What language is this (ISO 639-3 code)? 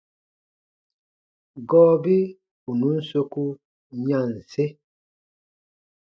bba